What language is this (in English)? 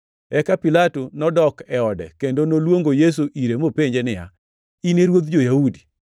Luo (Kenya and Tanzania)